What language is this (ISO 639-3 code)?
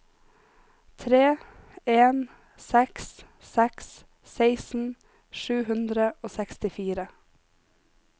nor